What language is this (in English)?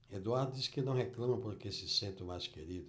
Portuguese